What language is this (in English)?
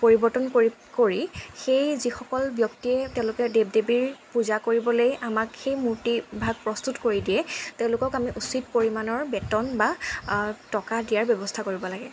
Assamese